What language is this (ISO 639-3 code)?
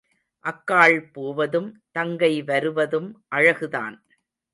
tam